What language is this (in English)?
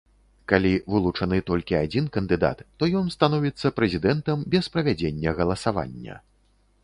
Belarusian